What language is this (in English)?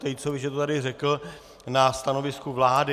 Czech